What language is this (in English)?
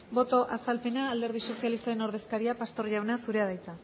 Basque